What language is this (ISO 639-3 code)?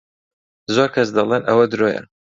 ckb